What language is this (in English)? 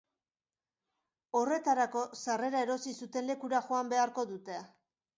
Basque